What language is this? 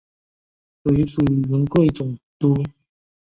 Chinese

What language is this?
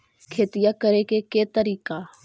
Magahi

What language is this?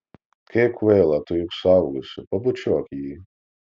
Lithuanian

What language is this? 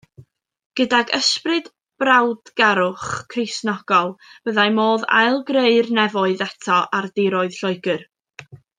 Welsh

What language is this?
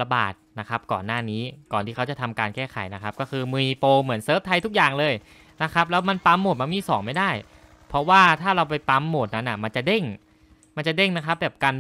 Thai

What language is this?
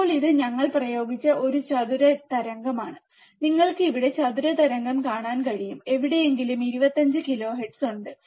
Malayalam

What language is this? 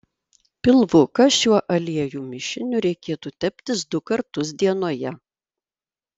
Lithuanian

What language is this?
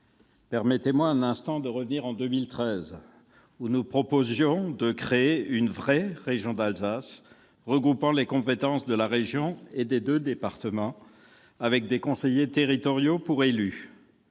French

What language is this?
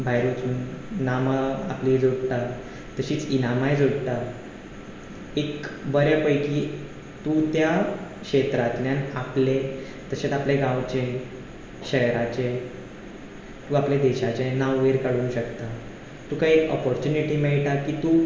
Konkani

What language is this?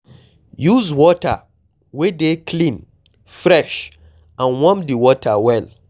Nigerian Pidgin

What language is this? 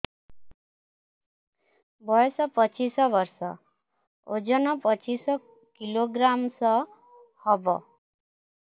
Odia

